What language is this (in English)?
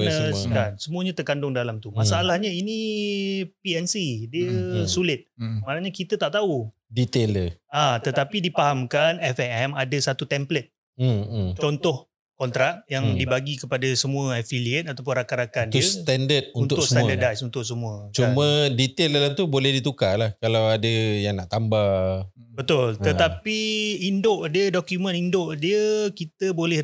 Malay